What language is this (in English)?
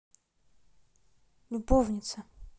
Russian